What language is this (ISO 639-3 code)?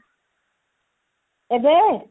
ori